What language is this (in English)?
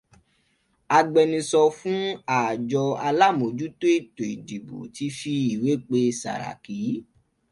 Yoruba